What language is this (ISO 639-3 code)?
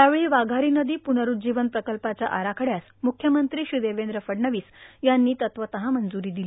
mar